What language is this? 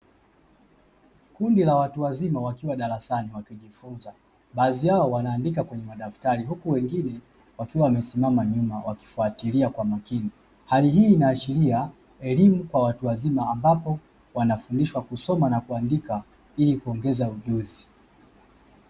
Swahili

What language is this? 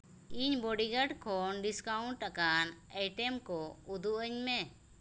Santali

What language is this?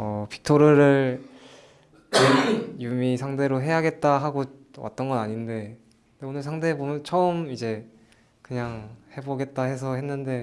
Korean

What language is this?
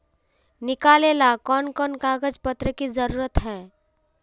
Magahi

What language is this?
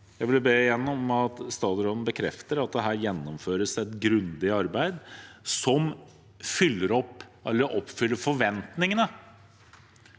Norwegian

